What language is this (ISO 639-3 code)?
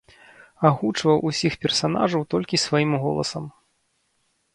bel